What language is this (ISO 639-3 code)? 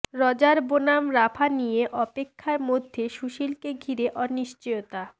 ben